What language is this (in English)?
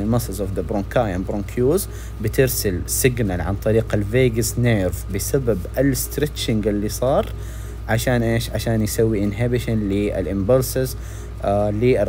Arabic